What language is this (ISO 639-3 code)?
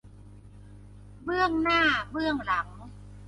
tha